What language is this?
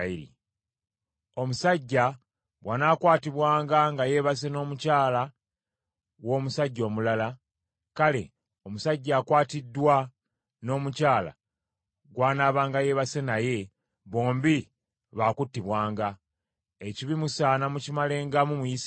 Ganda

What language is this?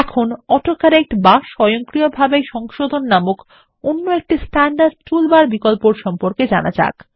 Bangla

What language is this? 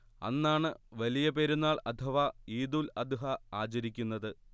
Malayalam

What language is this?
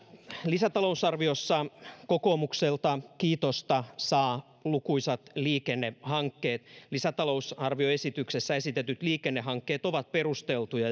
Finnish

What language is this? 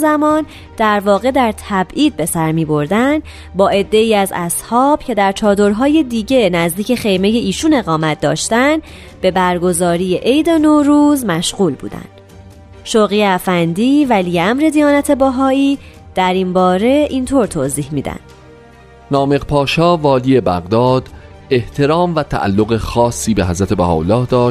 Persian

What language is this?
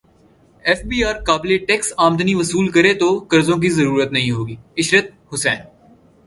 Urdu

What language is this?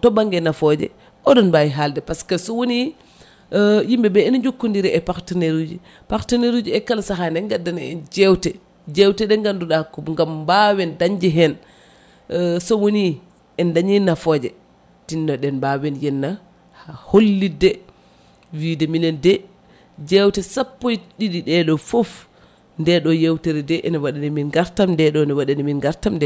Fula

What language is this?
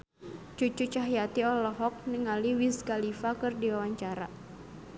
Sundanese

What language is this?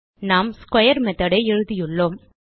Tamil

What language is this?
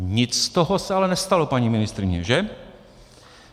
Czech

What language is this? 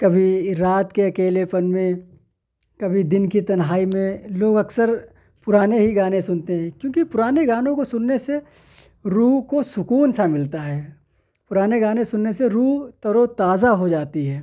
Urdu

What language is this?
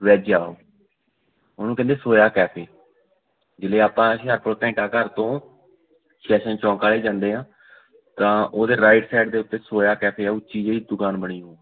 Punjabi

